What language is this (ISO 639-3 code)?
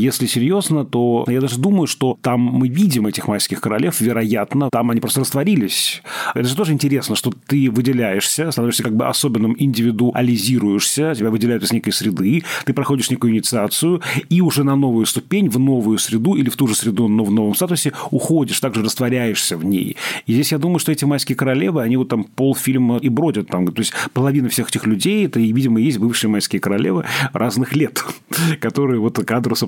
rus